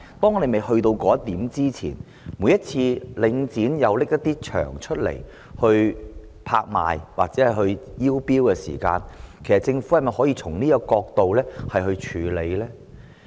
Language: Cantonese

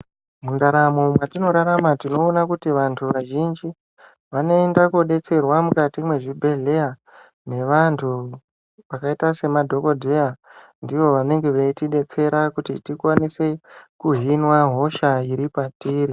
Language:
Ndau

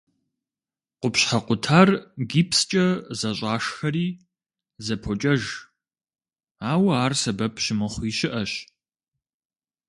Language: Kabardian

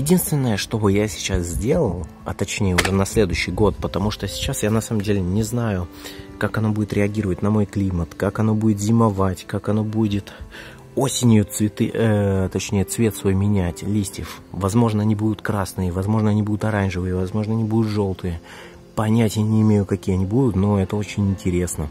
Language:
Russian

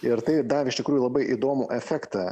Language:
Lithuanian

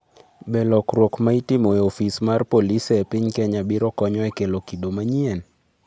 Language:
Luo (Kenya and Tanzania)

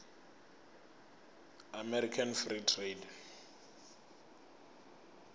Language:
Venda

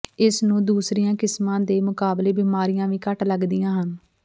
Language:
Punjabi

